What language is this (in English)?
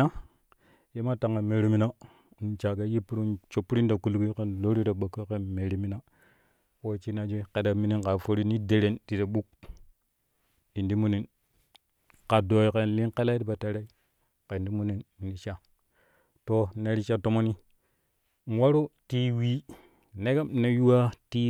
Kushi